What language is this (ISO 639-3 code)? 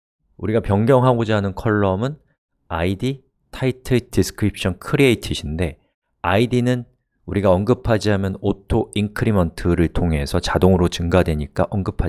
kor